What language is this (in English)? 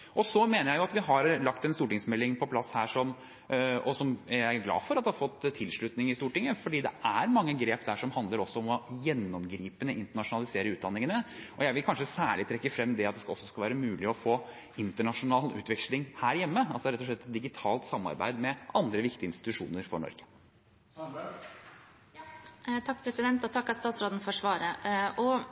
Norwegian Bokmål